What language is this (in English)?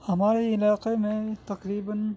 Urdu